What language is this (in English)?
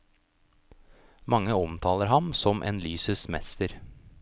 Norwegian